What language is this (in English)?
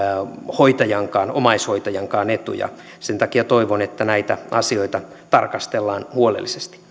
Finnish